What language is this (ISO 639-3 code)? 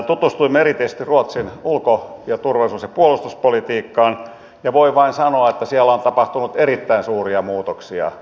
fin